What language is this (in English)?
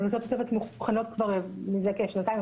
Hebrew